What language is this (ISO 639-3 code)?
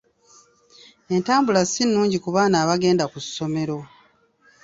lug